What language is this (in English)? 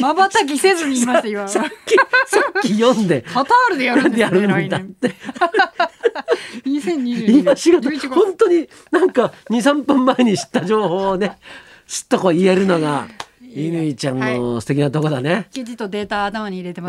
Japanese